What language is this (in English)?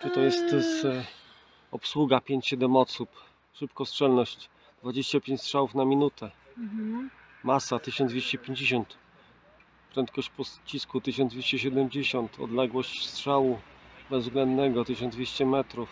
Polish